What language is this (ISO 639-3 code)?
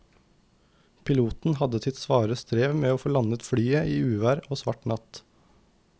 nor